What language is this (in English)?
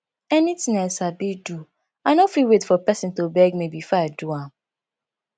Nigerian Pidgin